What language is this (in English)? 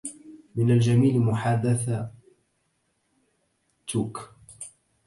Arabic